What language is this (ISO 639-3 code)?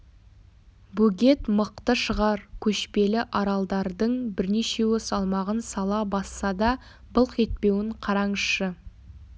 kaz